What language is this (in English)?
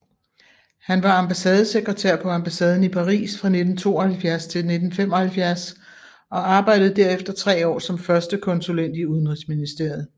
Danish